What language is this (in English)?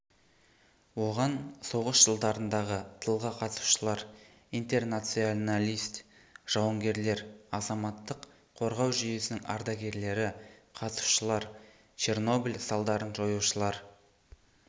Kazakh